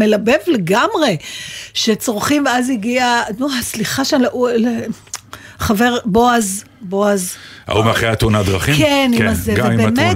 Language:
Hebrew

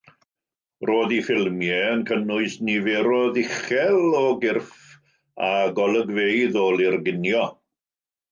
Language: Welsh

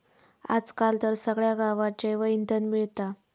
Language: Marathi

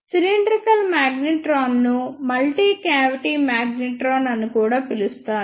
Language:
Telugu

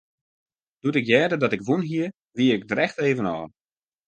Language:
Western Frisian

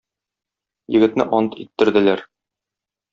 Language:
Tatar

